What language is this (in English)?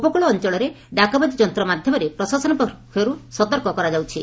Odia